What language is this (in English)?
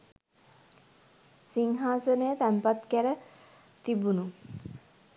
Sinhala